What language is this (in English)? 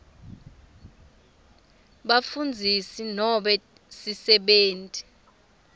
Swati